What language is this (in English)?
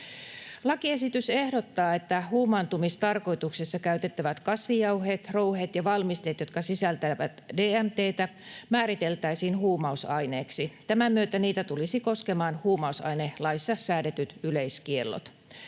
Finnish